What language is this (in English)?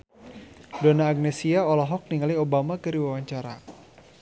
Sundanese